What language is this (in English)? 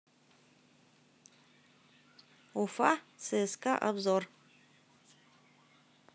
Russian